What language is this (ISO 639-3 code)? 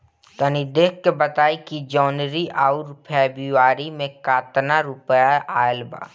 bho